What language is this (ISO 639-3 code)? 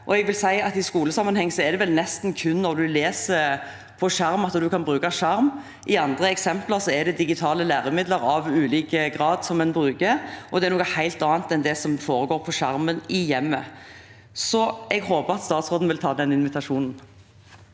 nor